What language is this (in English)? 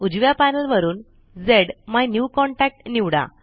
Marathi